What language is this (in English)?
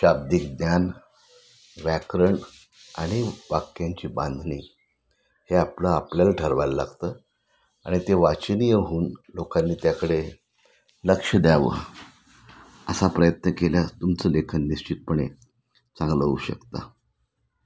Marathi